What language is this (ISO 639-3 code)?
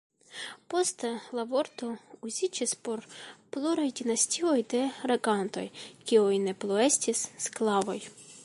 epo